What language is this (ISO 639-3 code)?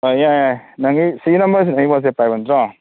mni